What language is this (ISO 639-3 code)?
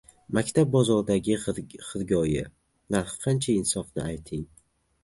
uzb